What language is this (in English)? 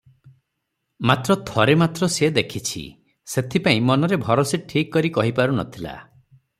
Odia